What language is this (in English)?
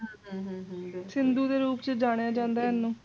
Punjabi